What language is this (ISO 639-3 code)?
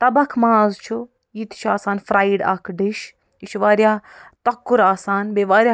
kas